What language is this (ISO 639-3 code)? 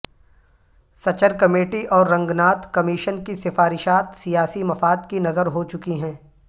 urd